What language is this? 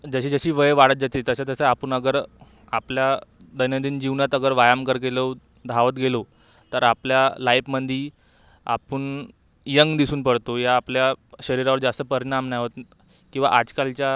Marathi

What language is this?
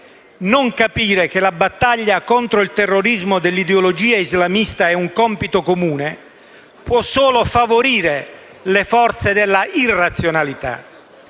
Italian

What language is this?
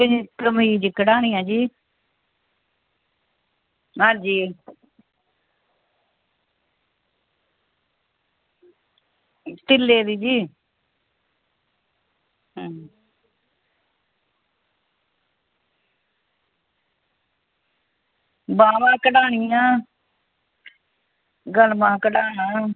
Dogri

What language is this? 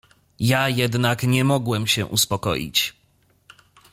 Polish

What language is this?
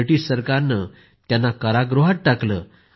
Marathi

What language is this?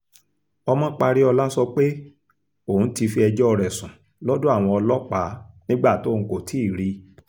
Yoruba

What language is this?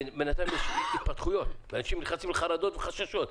Hebrew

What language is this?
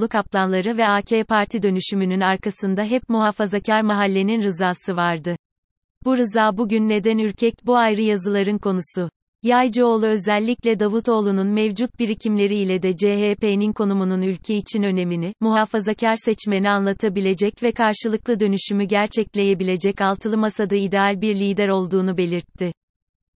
Turkish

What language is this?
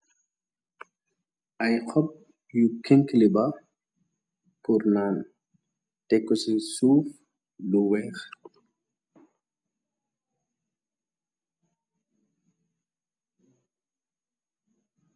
Wolof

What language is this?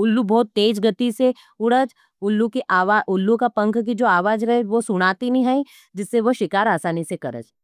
Nimadi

